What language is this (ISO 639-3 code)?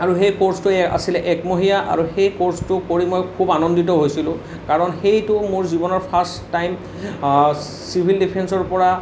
asm